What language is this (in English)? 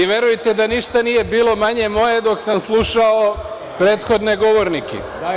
Serbian